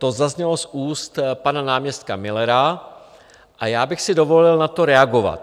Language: Czech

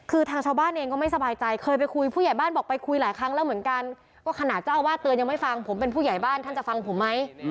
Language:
Thai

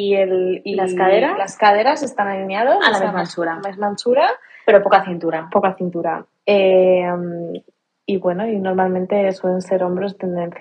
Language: Spanish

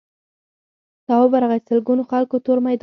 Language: Pashto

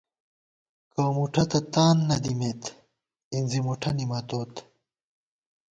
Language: Gawar-Bati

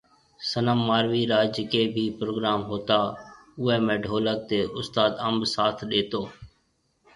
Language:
Marwari (Pakistan)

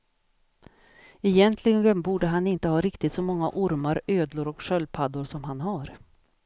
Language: Swedish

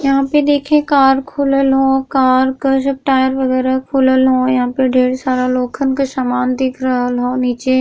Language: Bhojpuri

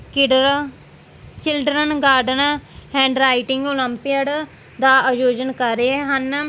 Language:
Punjabi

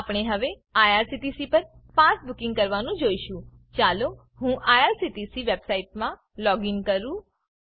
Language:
Gujarati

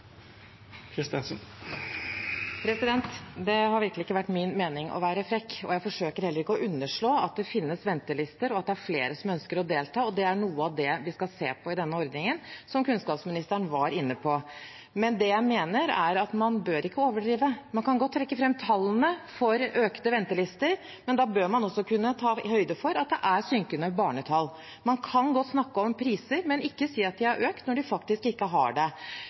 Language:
Norwegian Bokmål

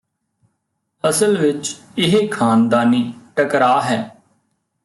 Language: Punjabi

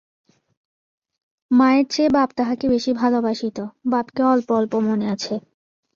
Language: Bangla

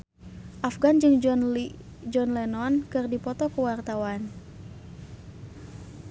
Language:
Sundanese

